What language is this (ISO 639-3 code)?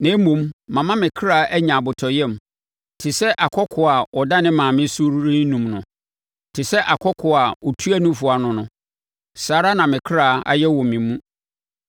aka